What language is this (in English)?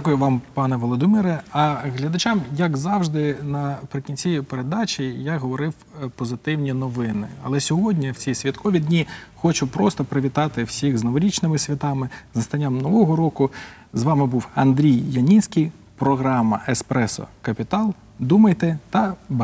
Ukrainian